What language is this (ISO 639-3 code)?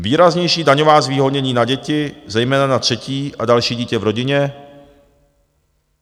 ces